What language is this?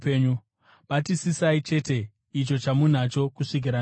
Shona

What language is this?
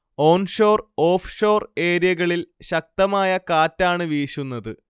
Malayalam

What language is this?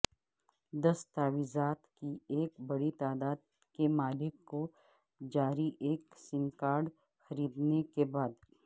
Urdu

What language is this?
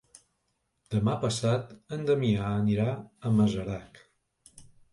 Catalan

